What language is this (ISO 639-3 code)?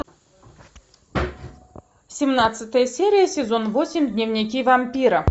rus